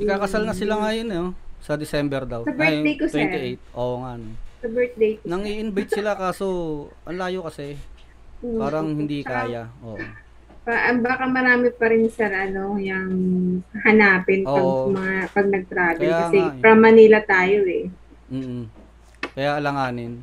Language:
Filipino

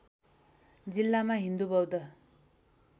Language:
Nepali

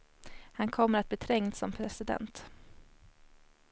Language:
Swedish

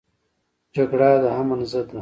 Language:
Pashto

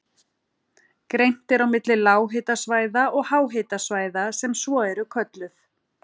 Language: Icelandic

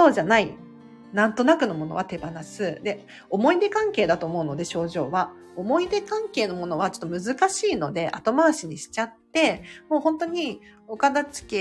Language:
Japanese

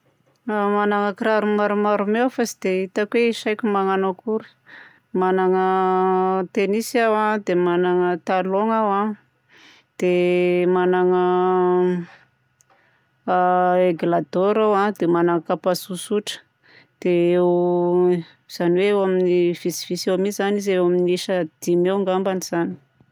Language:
Southern Betsimisaraka Malagasy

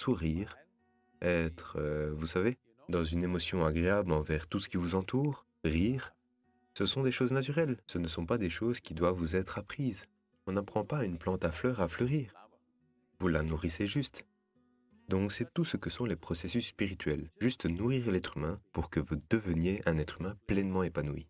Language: French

